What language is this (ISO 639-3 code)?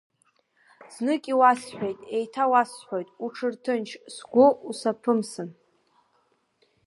abk